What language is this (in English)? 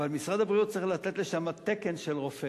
Hebrew